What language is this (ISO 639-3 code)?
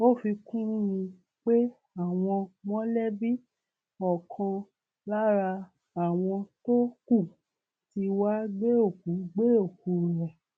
yor